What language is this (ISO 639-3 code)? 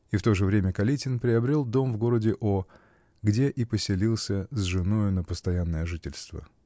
rus